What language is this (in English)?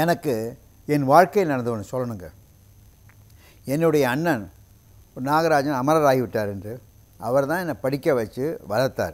Tamil